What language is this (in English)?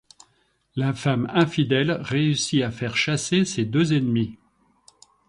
French